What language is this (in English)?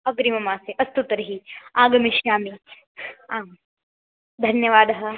Sanskrit